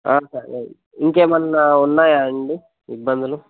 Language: Telugu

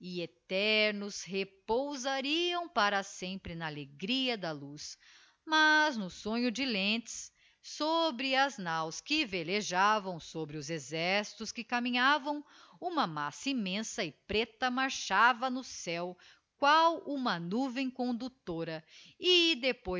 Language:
Portuguese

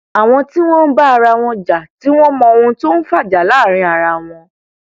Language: Yoruba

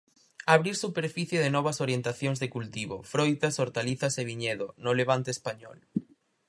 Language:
Galician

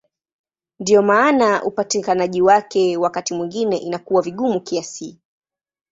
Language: Swahili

